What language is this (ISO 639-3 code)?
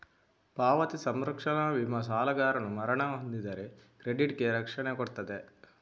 kan